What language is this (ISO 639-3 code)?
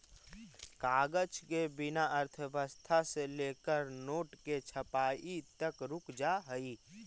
mag